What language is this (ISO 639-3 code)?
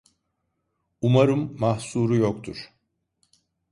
tur